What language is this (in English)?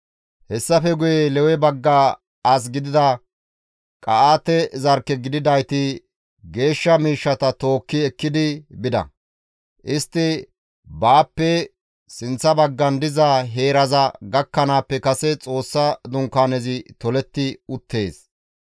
Gamo